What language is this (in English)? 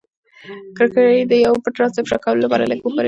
Pashto